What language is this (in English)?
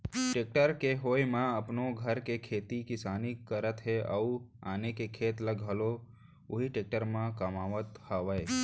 Chhattisgarhi